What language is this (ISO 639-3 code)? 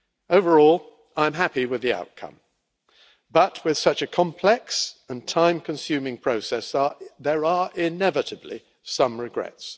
eng